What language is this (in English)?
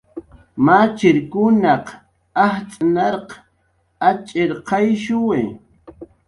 Jaqaru